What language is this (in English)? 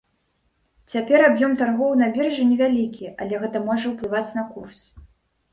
Belarusian